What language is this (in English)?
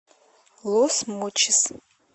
Russian